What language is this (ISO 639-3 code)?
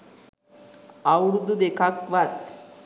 sin